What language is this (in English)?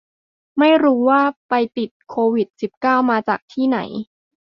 Thai